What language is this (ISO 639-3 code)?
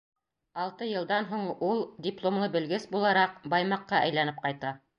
bak